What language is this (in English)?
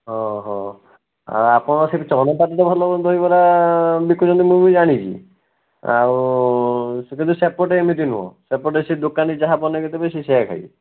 Odia